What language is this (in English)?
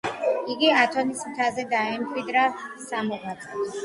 Georgian